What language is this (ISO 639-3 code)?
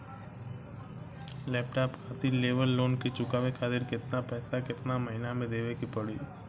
bho